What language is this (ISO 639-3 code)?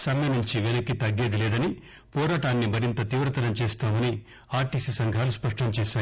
tel